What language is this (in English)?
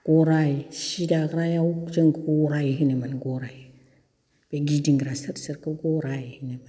Bodo